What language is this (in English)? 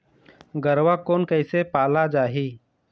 Chhattisgarhi